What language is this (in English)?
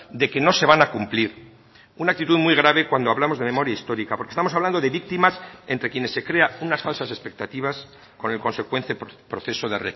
Spanish